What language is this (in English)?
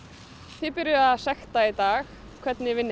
Icelandic